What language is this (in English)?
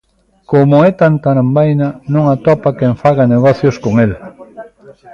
Galician